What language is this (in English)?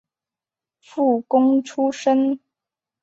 Chinese